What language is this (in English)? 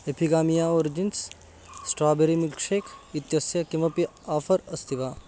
Sanskrit